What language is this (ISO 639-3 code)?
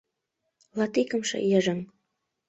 chm